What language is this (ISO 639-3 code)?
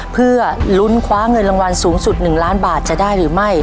tha